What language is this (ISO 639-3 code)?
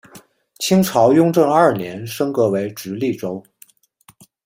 zho